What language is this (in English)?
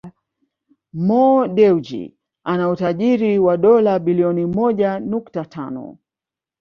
Swahili